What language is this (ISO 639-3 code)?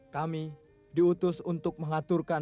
ind